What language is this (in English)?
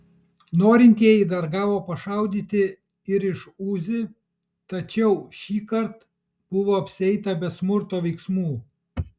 Lithuanian